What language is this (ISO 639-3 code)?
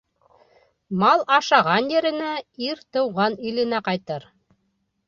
bak